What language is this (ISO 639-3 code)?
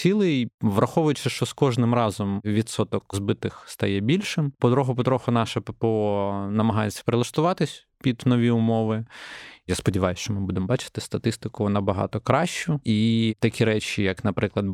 ukr